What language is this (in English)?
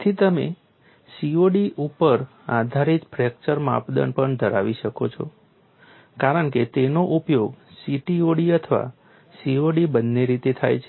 Gujarati